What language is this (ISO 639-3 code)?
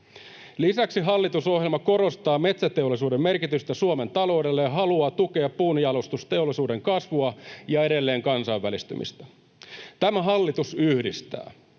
fin